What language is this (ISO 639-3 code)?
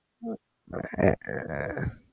mal